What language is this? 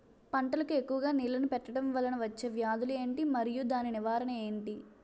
Telugu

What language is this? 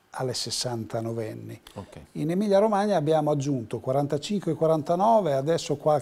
Italian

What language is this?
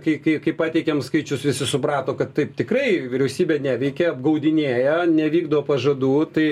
Lithuanian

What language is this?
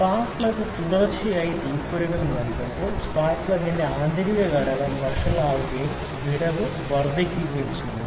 Malayalam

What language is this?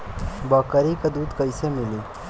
Bhojpuri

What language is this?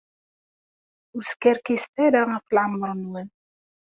Kabyle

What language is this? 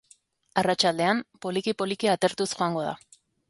Basque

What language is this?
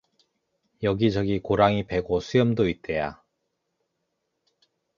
Korean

